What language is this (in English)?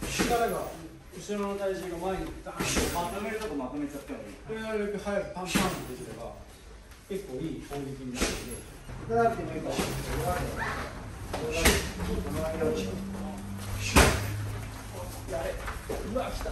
Japanese